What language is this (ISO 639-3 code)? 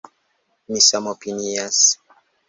epo